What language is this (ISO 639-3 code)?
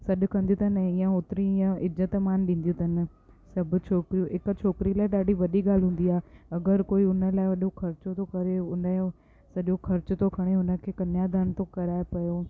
snd